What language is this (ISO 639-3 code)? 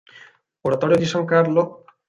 ita